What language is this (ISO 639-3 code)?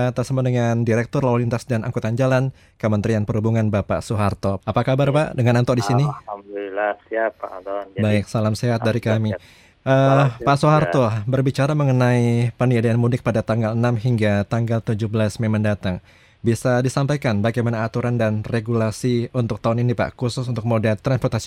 ind